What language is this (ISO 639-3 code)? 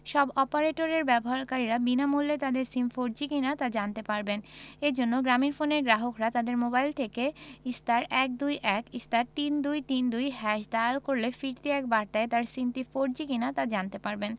ben